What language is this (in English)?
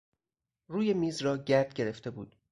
Persian